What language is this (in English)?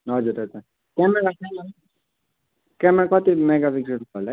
Nepali